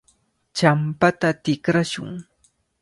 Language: Cajatambo North Lima Quechua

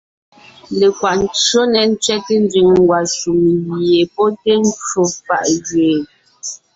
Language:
Ngiemboon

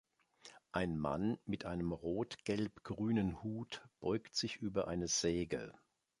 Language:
German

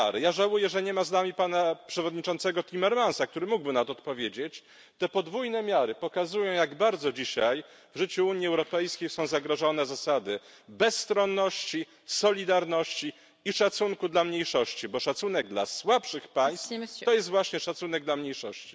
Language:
Polish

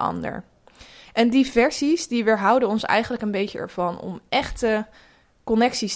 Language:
Dutch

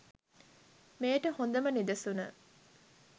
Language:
Sinhala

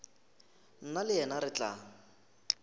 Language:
Northern Sotho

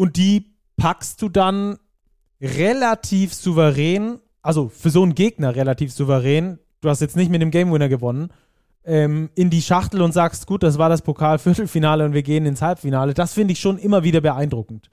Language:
German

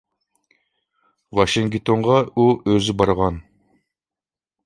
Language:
Uyghur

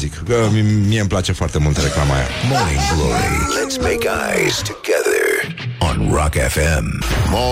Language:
Romanian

